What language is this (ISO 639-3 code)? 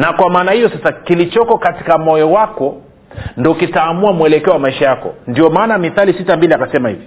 swa